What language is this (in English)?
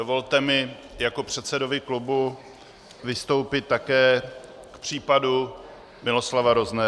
Czech